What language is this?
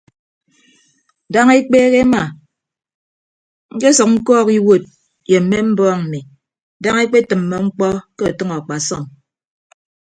Ibibio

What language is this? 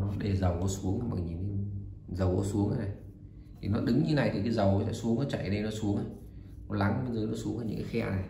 Vietnamese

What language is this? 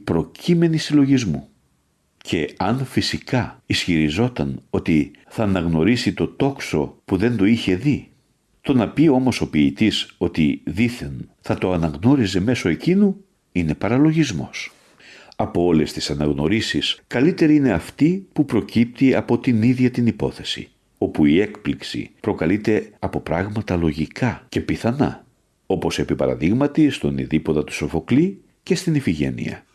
Greek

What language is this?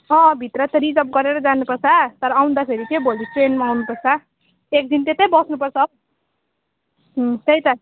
Nepali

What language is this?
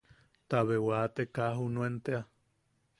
Yaqui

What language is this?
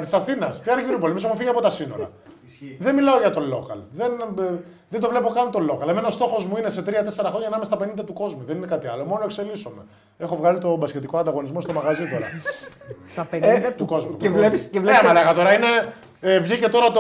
Greek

